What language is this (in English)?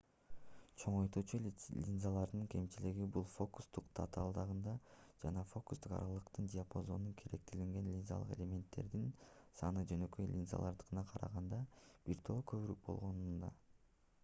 Kyrgyz